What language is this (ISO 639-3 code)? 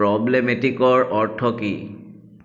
asm